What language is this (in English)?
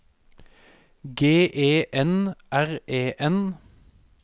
Norwegian